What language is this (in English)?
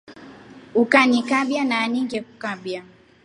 Rombo